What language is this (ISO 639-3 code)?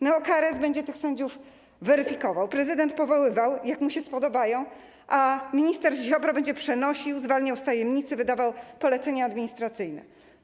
pol